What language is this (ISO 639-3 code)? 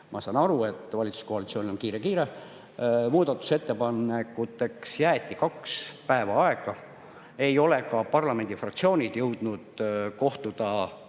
est